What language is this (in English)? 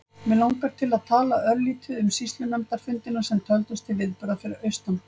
Icelandic